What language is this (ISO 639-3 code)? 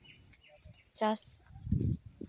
sat